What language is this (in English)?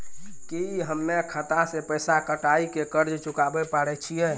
Maithili